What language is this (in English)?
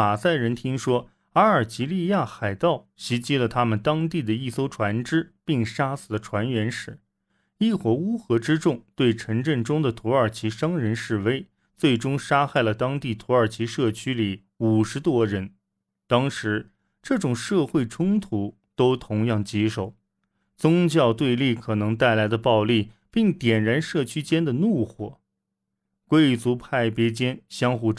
Chinese